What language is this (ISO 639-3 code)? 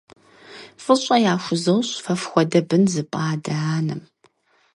kbd